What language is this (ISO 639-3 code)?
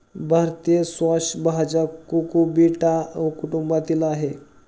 mar